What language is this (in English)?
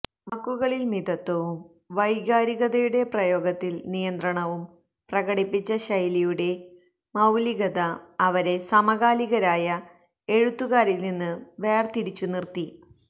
Malayalam